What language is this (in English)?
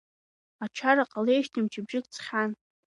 Abkhazian